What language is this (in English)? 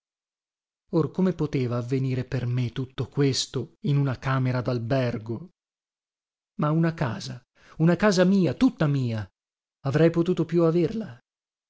Italian